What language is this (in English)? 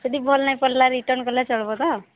Odia